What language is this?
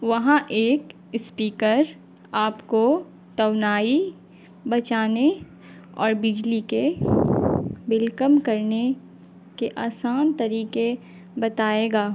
Urdu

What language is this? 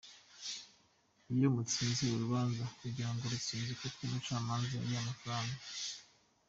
Kinyarwanda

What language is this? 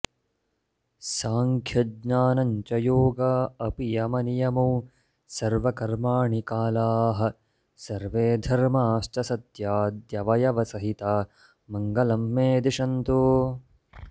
Sanskrit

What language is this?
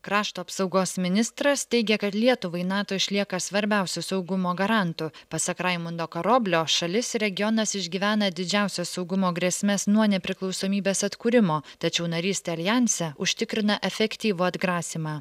Lithuanian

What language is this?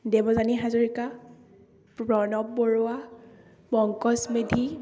Assamese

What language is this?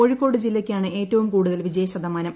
Malayalam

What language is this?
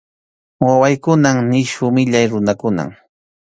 Arequipa-La Unión Quechua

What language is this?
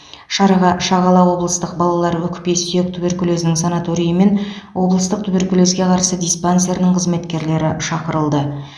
Kazakh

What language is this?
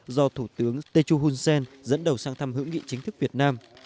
Vietnamese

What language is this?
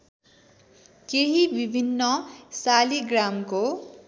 Nepali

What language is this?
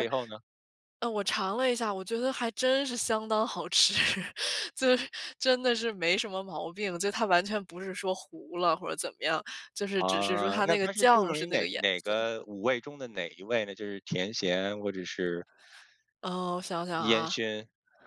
Chinese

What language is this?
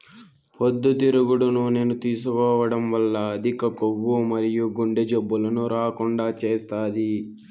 Telugu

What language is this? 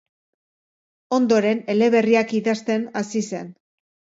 Basque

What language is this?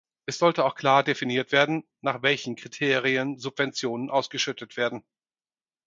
German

